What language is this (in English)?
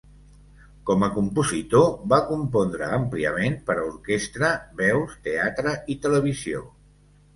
Catalan